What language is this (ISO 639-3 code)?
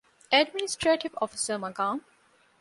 div